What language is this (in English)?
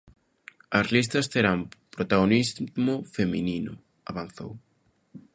Galician